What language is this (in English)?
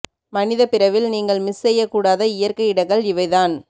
Tamil